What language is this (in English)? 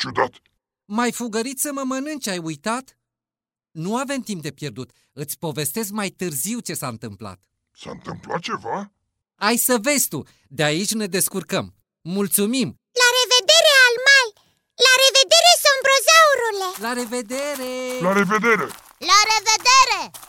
Romanian